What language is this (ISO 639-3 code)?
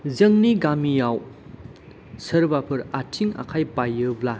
brx